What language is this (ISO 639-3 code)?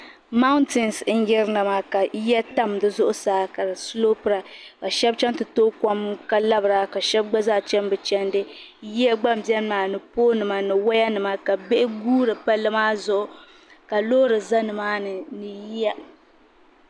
dag